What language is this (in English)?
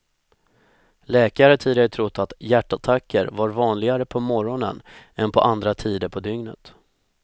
Swedish